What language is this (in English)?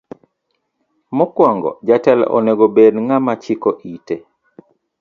Luo (Kenya and Tanzania)